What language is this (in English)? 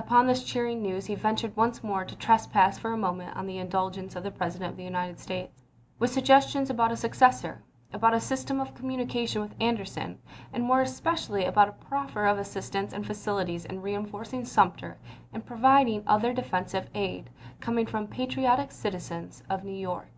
English